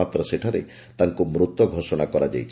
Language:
Odia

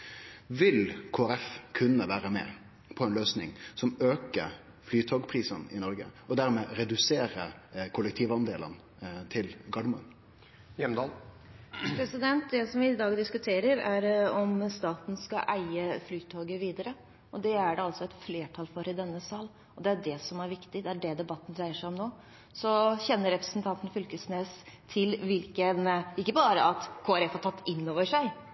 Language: Norwegian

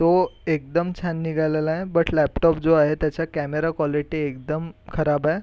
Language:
Marathi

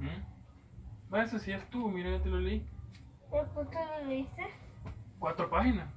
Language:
Spanish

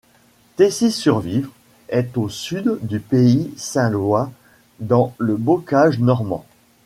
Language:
French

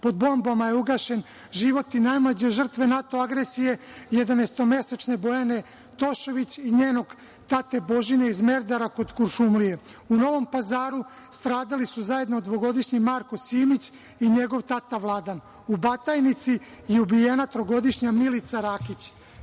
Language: Serbian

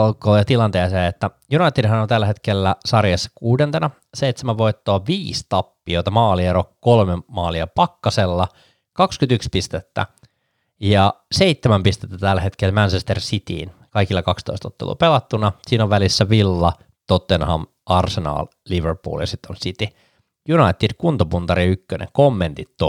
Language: Finnish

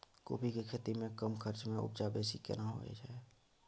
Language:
Maithili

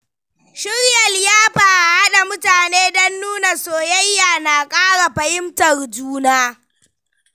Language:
Hausa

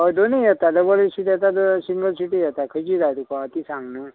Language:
Konkani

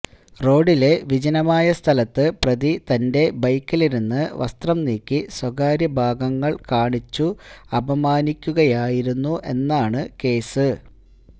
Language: Malayalam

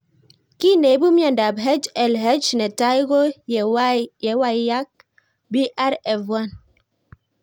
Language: Kalenjin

